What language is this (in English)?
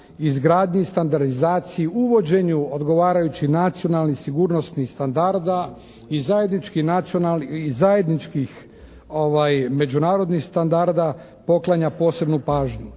Croatian